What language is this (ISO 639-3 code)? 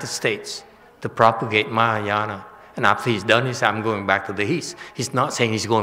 eng